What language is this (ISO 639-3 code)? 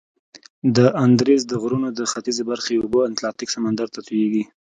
pus